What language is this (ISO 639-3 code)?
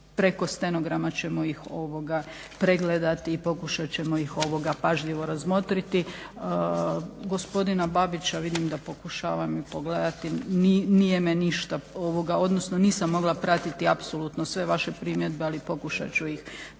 hrv